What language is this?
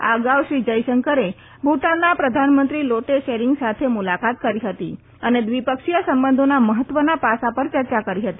Gujarati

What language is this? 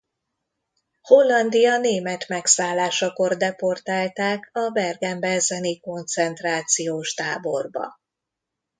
Hungarian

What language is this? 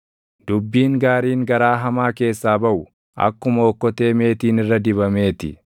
Oromo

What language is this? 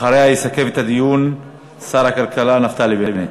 Hebrew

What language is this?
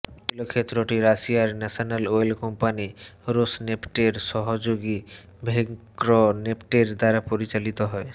Bangla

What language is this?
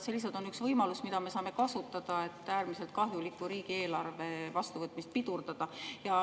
Estonian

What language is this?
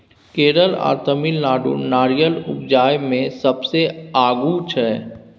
Maithili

